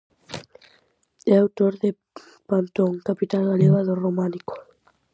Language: Galician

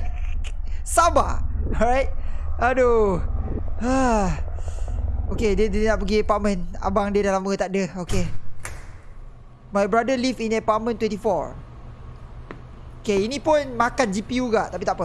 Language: Malay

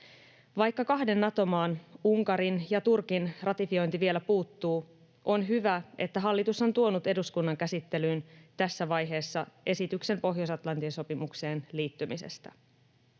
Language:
Finnish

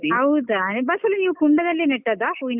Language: Kannada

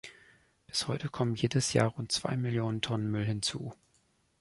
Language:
German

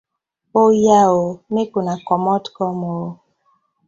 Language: Nigerian Pidgin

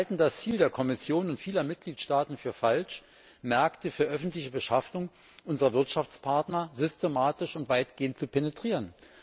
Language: German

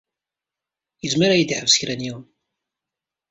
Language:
Kabyle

